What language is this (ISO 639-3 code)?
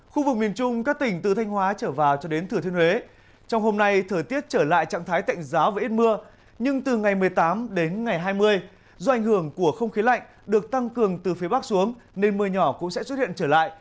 vie